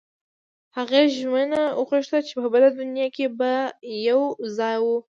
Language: Pashto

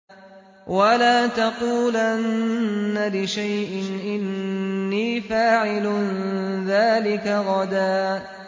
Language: Arabic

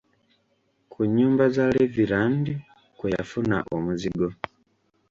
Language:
Ganda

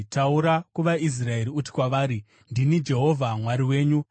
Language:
Shona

